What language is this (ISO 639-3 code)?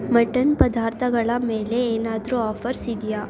kan